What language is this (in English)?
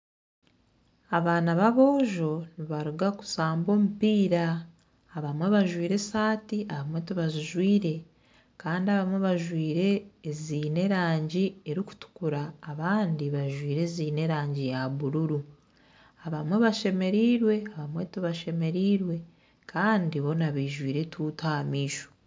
Nyankole